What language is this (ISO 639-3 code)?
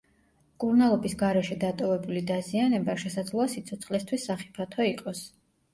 kat